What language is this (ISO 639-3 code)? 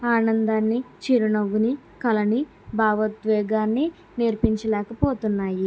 tel